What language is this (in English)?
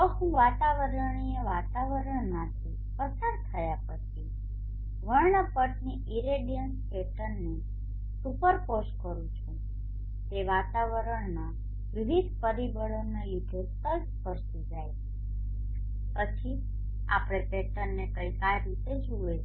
Gujarati